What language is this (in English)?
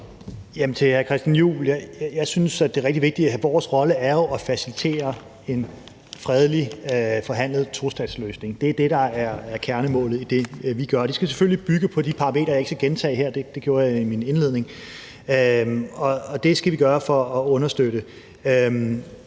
Danish